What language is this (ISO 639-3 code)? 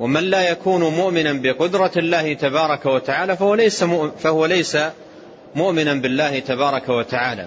ara